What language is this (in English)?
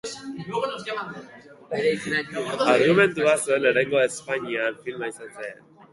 Basque